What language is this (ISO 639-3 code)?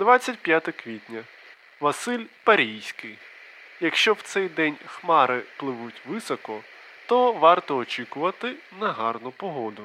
ukr